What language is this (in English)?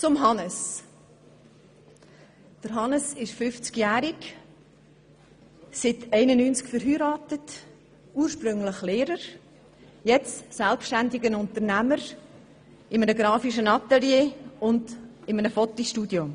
Swiss German